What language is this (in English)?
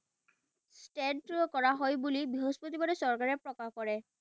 Assamese